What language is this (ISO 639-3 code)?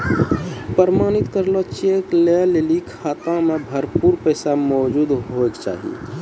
mai